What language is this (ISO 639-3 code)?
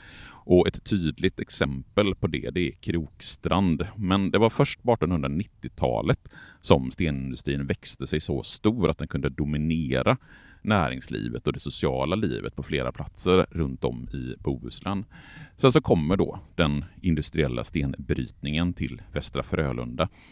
swe